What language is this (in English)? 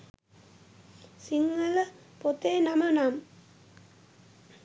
Sinhala